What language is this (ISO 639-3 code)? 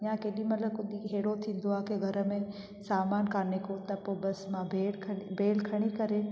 snd